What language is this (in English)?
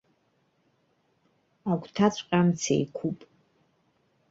Abkhazian